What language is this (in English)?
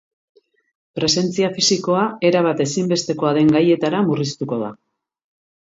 Basque